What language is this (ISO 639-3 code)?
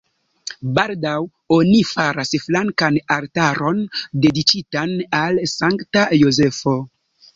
epo